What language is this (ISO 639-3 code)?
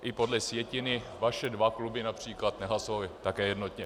ces